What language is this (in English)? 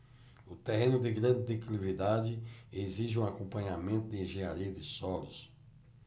Portuguese